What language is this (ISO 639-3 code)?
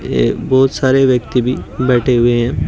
hin